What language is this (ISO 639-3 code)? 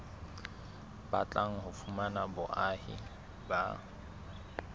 sot